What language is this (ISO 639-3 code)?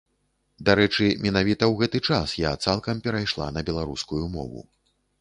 bel